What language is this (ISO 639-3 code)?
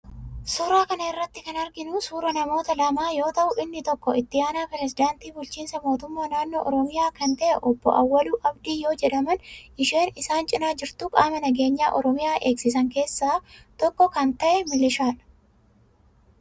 orm